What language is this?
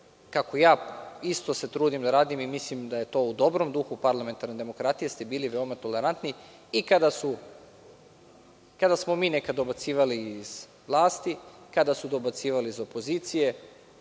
Serbian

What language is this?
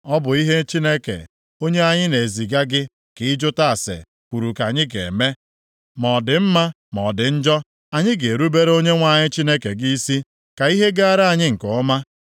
Igbo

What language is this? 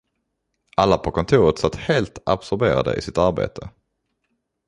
Swedish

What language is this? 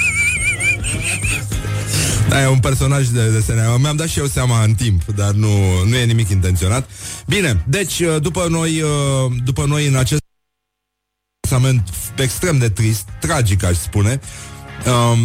Romanian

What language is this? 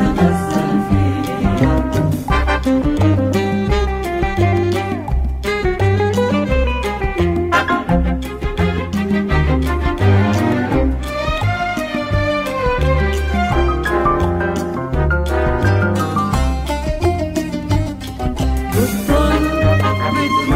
Arabic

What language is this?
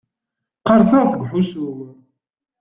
Kabyle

